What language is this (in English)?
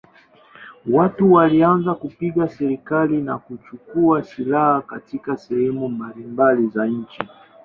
Swahili